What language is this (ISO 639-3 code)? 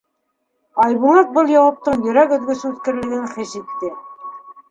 bak